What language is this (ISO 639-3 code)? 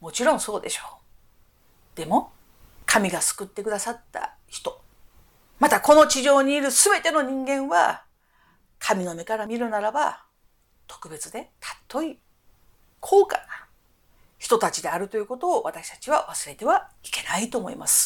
jpn